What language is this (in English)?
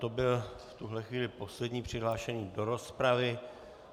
Czech